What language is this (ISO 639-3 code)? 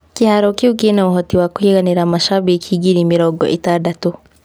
kik